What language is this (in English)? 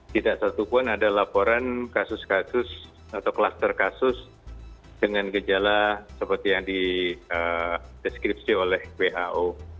Indonesian